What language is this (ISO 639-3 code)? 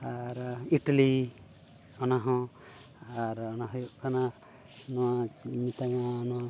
sat